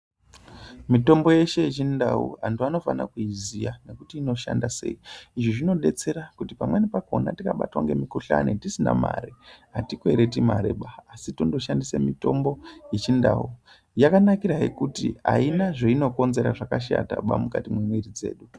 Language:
Ndau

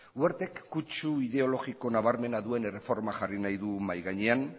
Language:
Basque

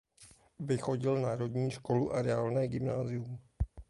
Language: Czech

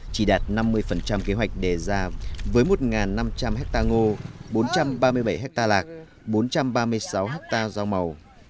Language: Vietnamese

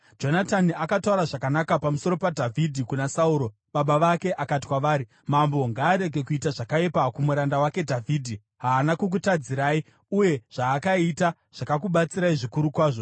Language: Shona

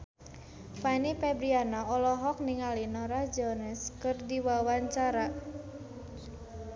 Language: Sundanese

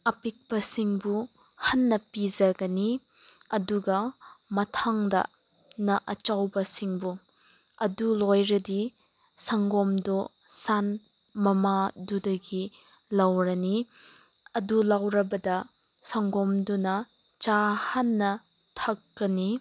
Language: Manipuri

